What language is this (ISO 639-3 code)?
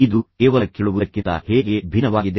kan